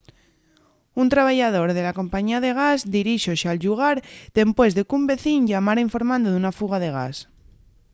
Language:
Asturian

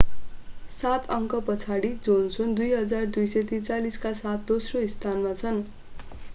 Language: Nepali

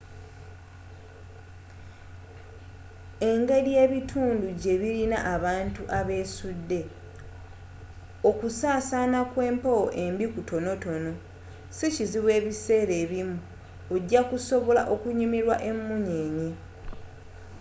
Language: Ganda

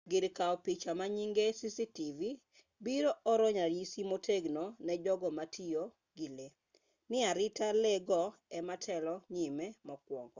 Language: Luo (Kenya and Tanzania)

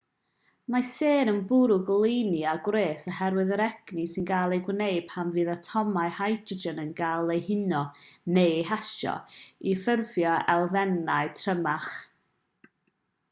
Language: Welsh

